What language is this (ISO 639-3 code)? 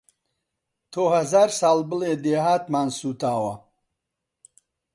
ckb